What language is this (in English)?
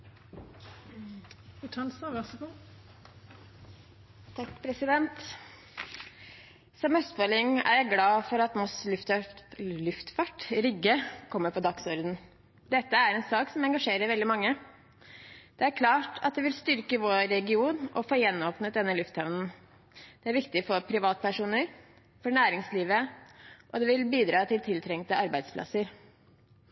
Norwegian Bokmål